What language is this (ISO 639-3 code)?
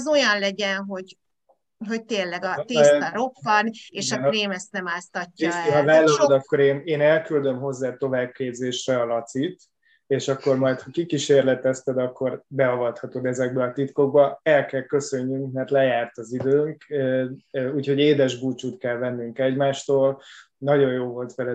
hun